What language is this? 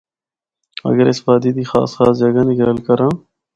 Northern Hindko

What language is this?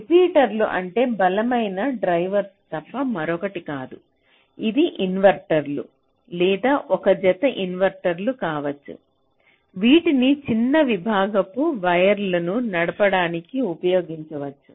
Telugu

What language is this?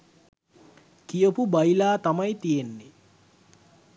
Sinhala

